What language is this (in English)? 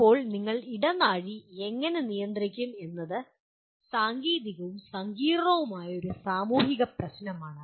Malayalam